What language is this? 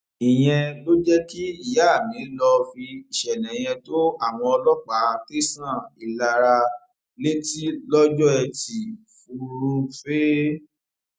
Yoruba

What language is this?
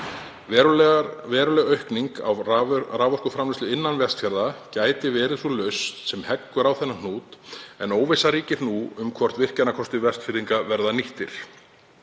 Icelandic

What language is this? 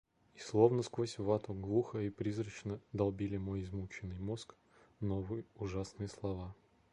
Russian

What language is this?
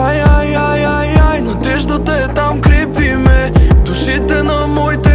Bulgarian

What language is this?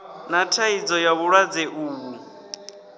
Venda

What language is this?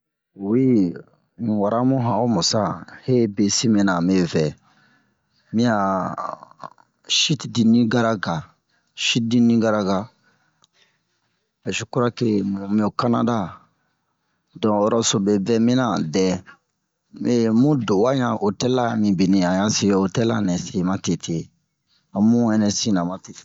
Bomu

